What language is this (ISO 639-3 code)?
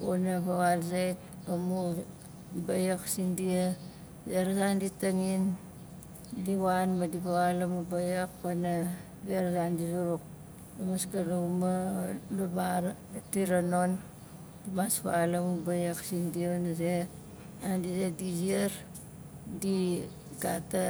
nal